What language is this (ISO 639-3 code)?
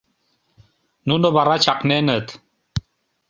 chm